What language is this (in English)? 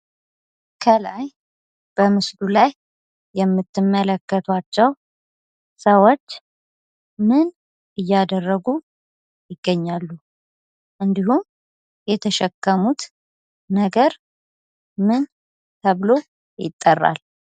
Amharic